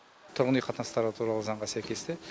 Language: Kazakh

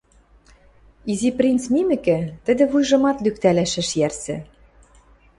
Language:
Western Mari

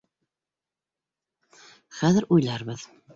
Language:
Bashkir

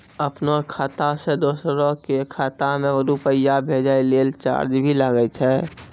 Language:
Maithili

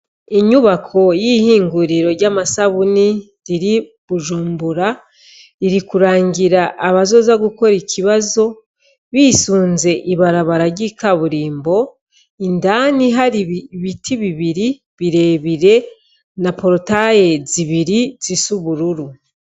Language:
Rundi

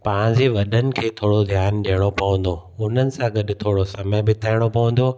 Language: Sindhi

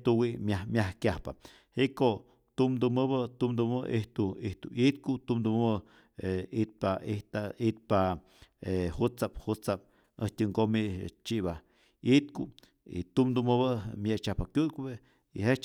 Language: Rayón Zoque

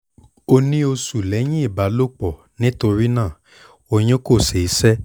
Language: Yoruba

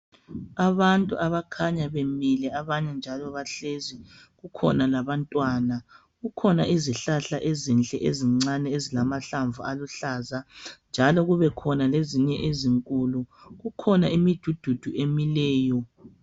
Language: North Ndebele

